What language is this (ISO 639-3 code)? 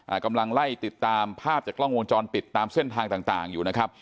tha